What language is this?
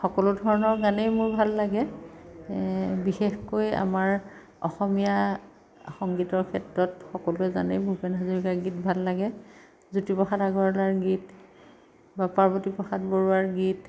Assamese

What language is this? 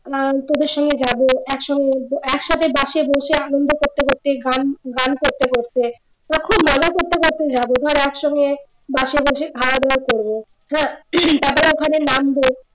Bangla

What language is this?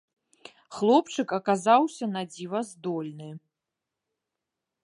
Belarusian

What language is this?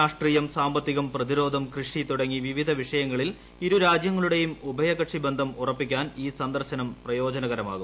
Malayalam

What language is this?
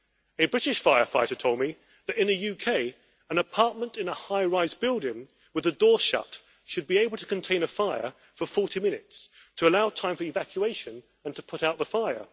English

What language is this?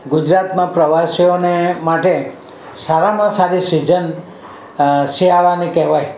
Gujarati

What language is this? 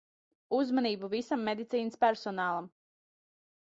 Latvian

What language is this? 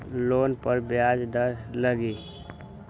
Magahi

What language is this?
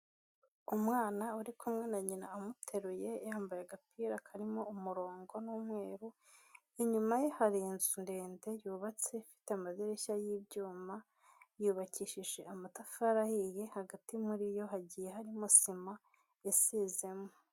Kinyarwanda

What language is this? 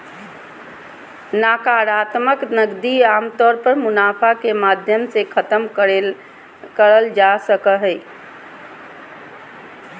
Magahi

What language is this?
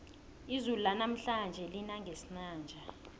South Ndebele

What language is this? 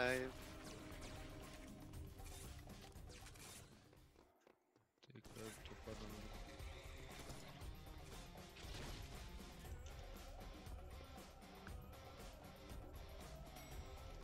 Turkish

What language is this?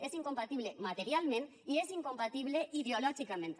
Catalan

